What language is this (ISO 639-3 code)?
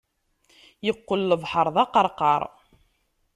kab